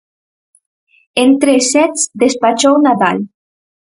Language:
Galician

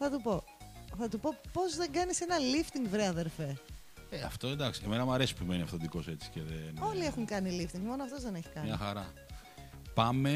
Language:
Greek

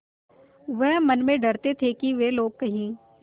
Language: Hindi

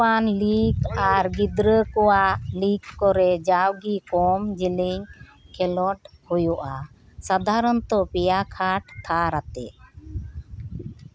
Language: Santali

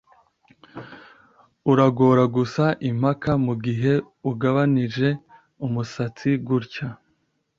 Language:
Kinyarwanda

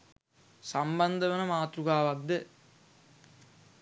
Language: Sinhala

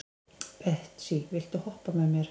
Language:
Icelandic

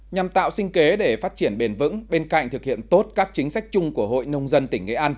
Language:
Vietnamese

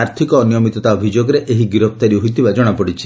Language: Odia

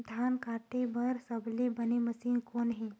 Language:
Chhattisgarhi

